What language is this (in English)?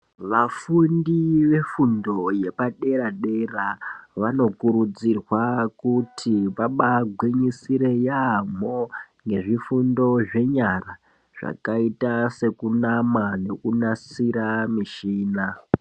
Ndau